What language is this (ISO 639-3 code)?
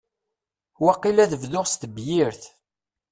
kab